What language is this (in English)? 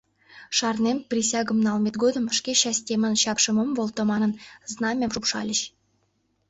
Mari